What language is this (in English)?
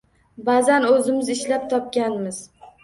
Uzbek